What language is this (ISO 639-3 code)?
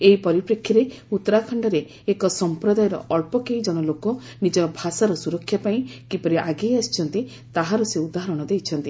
ori